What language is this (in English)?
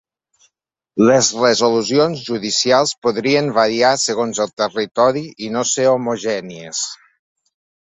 Catalan